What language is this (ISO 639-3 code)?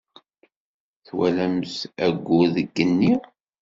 kab